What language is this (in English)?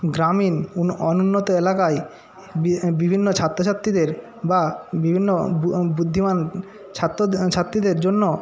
Bangla